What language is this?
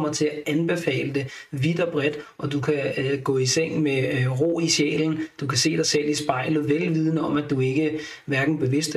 Danish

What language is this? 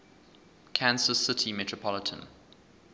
English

